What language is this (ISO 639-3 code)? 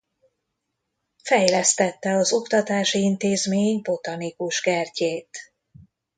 hun